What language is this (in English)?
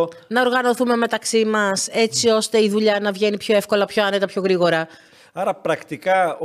Greek